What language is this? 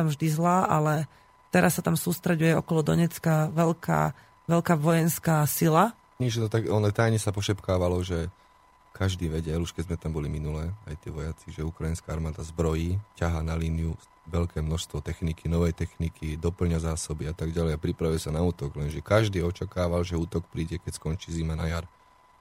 Slovak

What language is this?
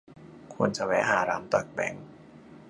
Thai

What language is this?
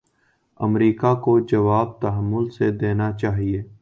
Urdu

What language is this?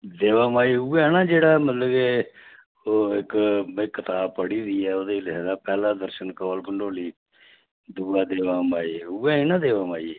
Dogri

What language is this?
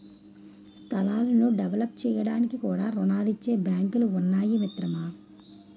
Telugu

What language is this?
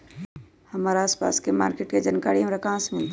Magahi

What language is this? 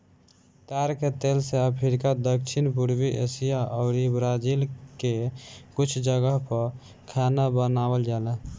Bhojpuri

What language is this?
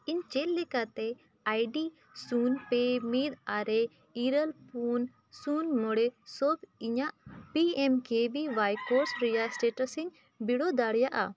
Santali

